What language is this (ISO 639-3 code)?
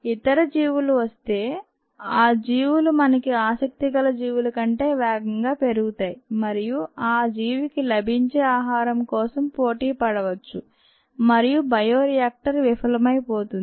tel